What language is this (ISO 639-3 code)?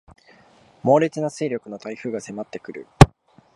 jpn